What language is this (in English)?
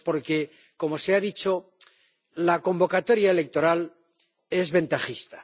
Spanish